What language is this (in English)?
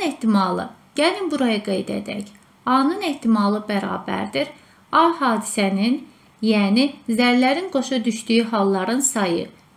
Turkish